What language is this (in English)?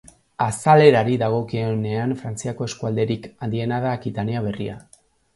Basque